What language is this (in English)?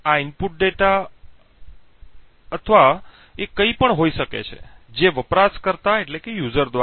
Gujarati